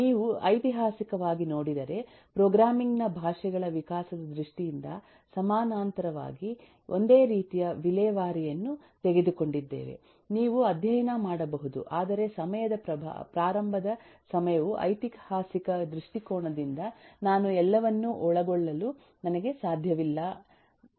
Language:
Kannada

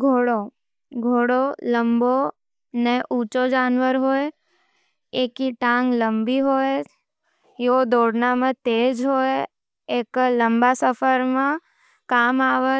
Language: Nimadi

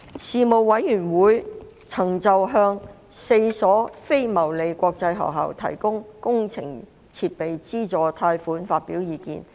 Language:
Cantonese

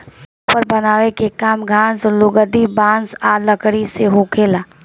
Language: Bhojpuri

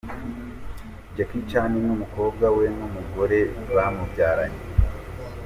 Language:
Kinyarwanda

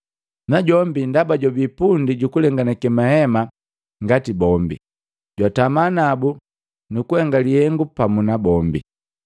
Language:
Matengo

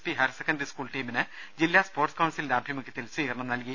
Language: Malayalam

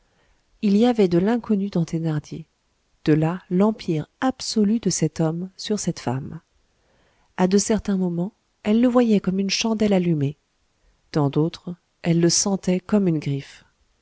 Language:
French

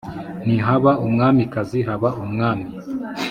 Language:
Kinyarwanda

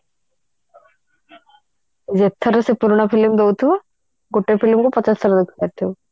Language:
Odia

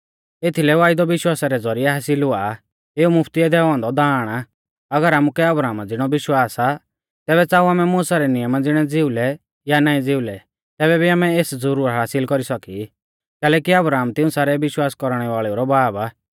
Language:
Mahasu Pahari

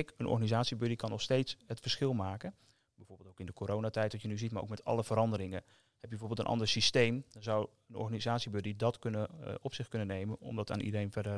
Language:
Dutch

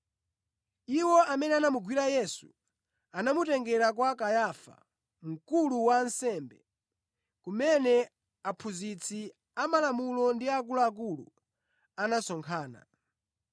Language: Nyanja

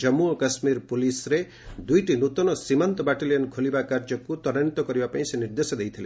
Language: Odia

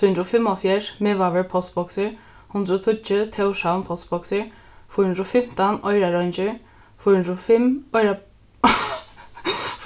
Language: Faroese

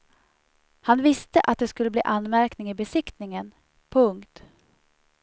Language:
Swedish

